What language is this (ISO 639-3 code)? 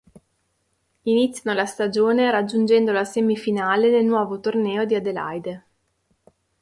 ita